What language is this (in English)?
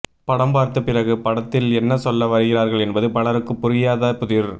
Tamil